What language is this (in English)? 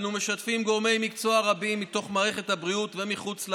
Hebrew